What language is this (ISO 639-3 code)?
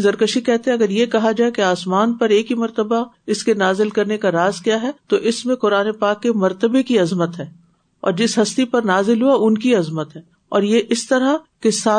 urd